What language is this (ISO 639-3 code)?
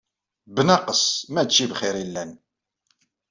kab